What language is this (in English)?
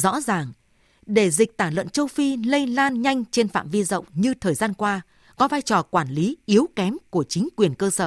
Vietnamese